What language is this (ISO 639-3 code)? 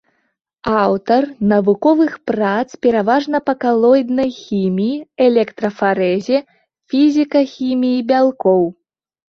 bel